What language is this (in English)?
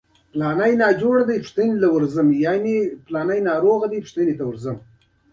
Pashto